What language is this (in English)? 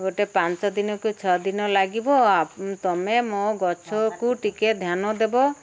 Odia